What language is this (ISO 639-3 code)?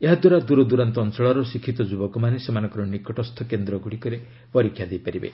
ori